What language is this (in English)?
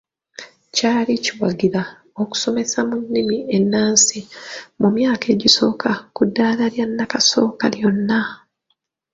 Ganda